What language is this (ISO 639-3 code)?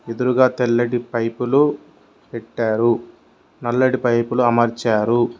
tel